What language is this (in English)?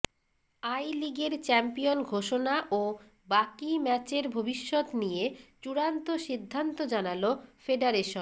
Bangla